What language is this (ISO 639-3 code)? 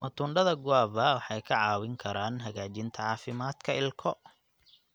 som